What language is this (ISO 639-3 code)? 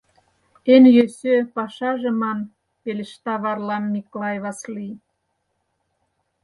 chm